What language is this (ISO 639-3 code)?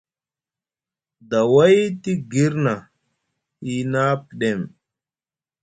mug